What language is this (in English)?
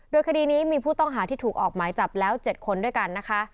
Thai